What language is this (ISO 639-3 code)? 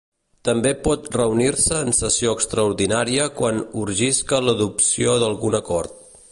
cat